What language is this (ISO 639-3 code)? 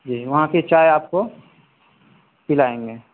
urd